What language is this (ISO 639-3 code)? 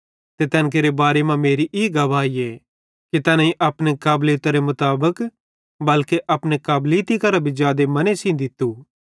bhd